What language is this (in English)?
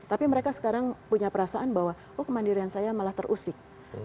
Indonesian